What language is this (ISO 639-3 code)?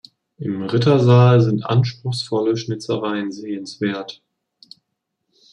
deu